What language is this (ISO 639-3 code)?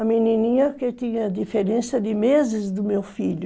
por